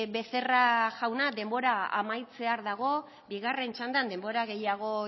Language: Basque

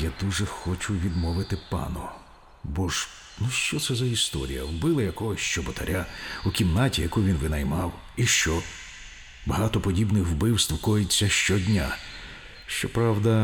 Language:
Ukrainian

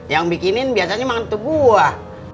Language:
Indonesian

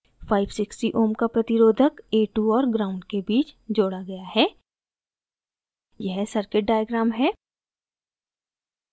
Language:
Hindi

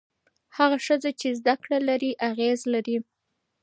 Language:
Pashto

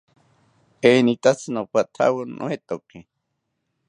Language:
South Ucayali Ashéninka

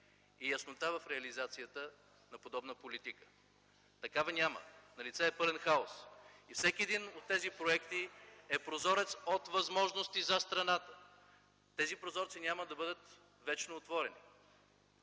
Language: Bulgarian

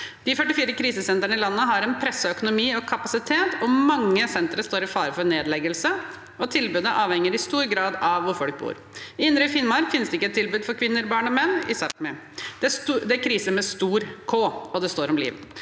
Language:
Norwegian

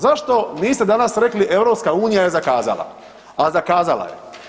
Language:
Croatian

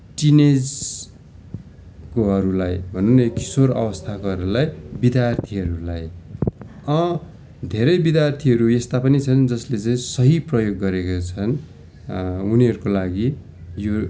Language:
Nepali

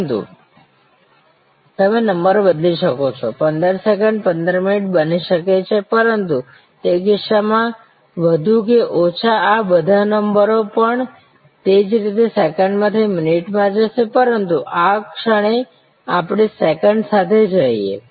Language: Gujarati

